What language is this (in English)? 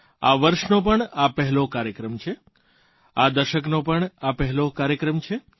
Gujarati